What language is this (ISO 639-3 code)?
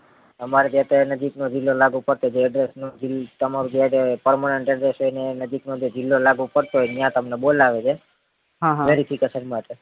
guj